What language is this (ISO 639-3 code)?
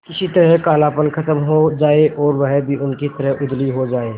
hin